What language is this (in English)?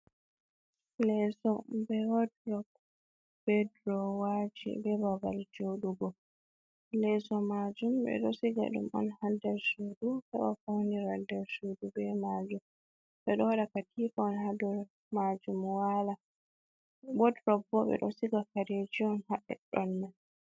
Fula